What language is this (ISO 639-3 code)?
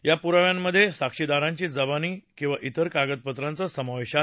mar